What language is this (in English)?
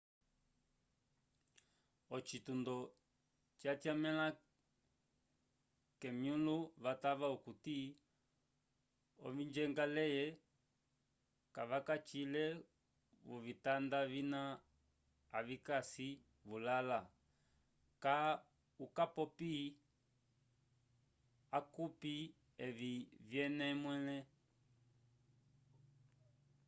Umbundu